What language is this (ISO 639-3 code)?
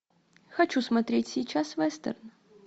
rus